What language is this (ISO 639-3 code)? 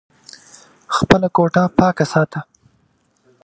pus